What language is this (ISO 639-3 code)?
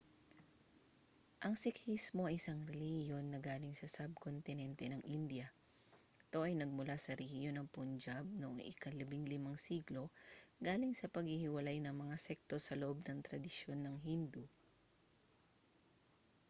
fil